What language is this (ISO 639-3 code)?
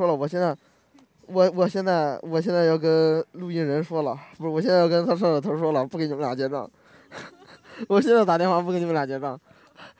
zho